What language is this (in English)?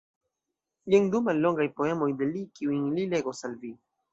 Esperanto